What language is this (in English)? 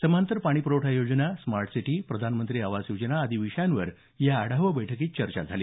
Marathi